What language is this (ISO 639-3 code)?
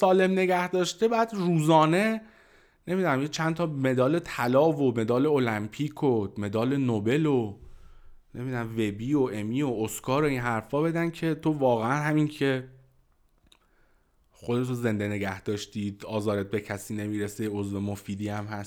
fas